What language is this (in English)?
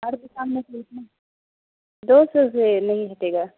Urdu